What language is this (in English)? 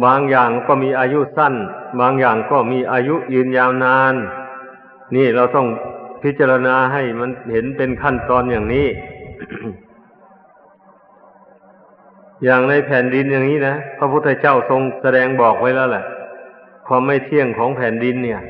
Thai